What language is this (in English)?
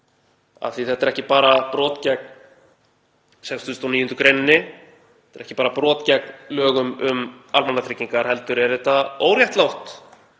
Icelandic